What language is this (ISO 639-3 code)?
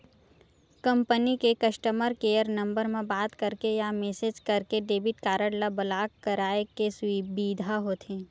hne